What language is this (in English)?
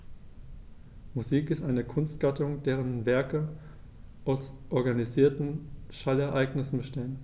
German